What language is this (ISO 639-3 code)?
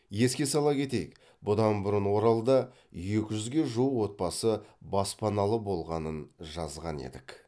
kaz